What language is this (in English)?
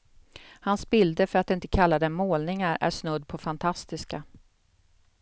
Swedish